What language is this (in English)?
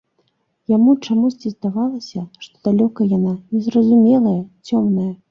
Belarusian